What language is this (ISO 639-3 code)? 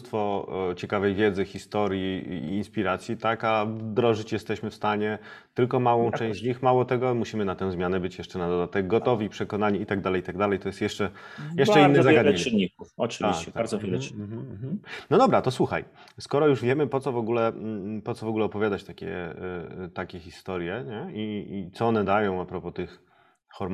pol